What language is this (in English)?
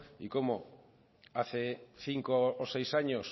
Spanish